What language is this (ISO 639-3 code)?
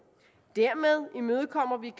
dan